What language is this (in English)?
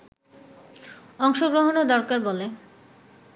Bangla